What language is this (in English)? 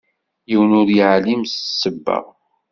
Kabyle